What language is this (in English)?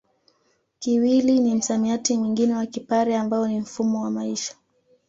Swahili